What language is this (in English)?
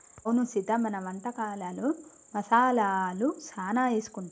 Telugu